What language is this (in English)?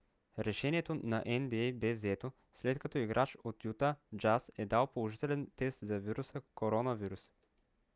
Bulgarian